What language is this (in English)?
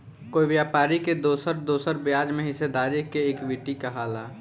Bhojpuri